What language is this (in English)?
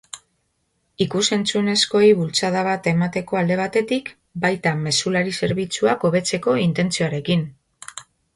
Basque